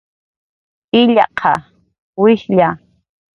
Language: Jaqaru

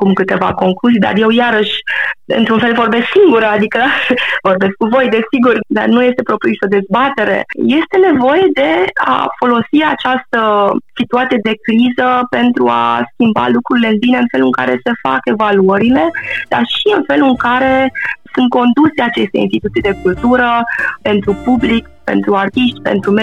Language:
Romanian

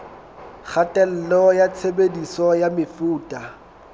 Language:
Southern Sotho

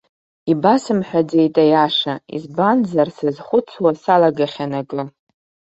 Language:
Abkhazian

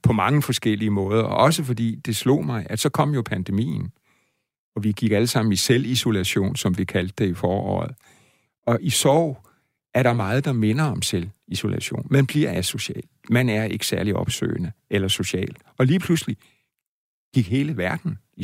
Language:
Danish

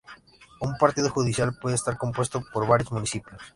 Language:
Spanish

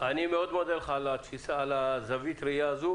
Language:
Hebrew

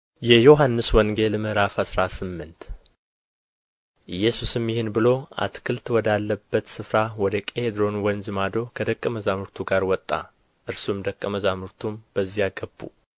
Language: Amharic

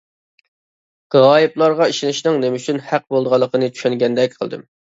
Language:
Uyghur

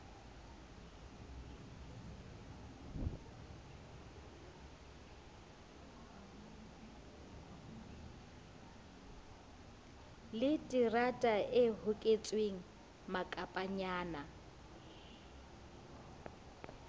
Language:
Southern Sotho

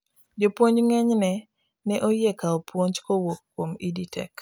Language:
Luo (Kenya and Tanzania)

